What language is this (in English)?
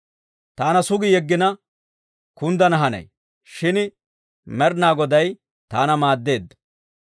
Dawro